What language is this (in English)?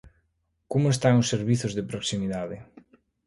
Galician